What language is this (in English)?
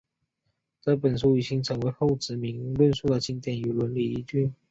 Chinese